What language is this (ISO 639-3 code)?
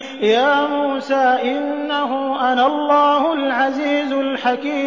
ara